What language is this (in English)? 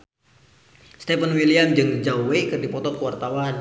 Sundanese